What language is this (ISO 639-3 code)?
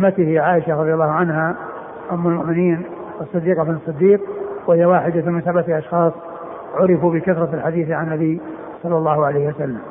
ara